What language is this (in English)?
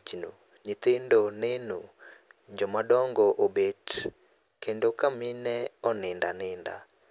Luo (Kenya and Tanzania)